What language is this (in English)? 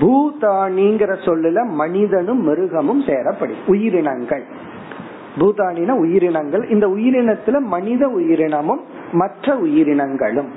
Tamil